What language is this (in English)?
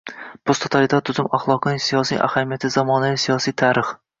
Uzbek